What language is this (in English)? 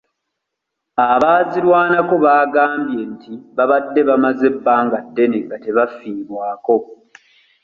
Ganda